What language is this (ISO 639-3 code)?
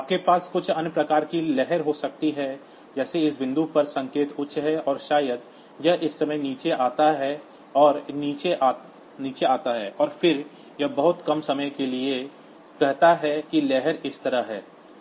hin